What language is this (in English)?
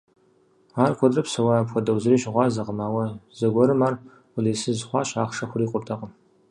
Kabardian